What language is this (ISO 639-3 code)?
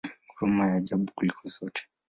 swa